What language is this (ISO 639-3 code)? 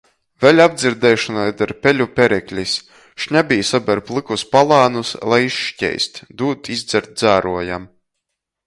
ltg